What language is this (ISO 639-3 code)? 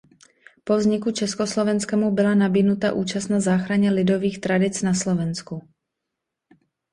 ces